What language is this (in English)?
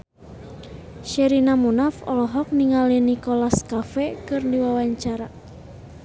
Sundanese